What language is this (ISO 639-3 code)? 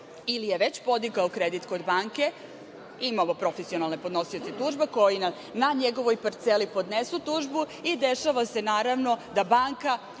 srp